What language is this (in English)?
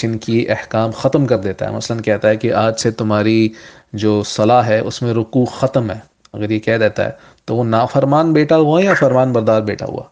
Urdu